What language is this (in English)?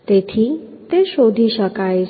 Gujarati